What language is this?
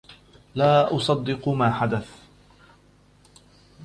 Arabic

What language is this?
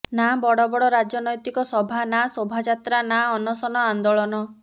Odia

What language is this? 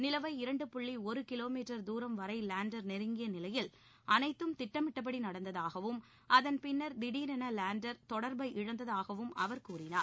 Tamil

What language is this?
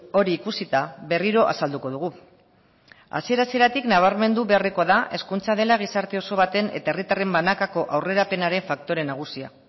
Basque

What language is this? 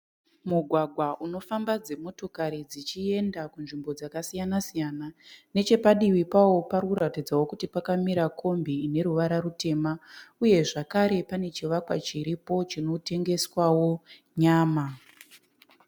Shona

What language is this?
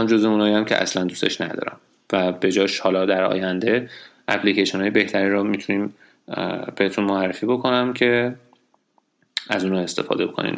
Persian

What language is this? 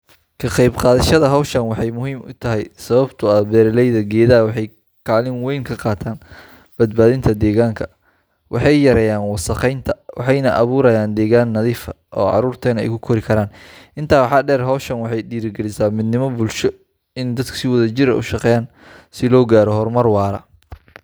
Somali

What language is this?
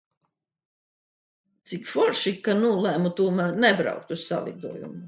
Latvian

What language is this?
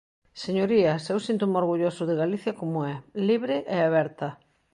Galician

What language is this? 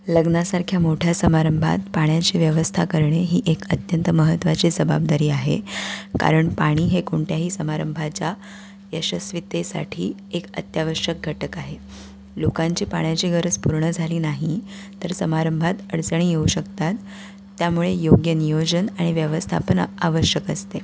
Marathi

